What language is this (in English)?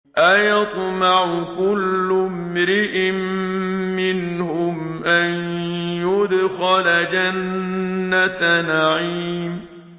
Arabic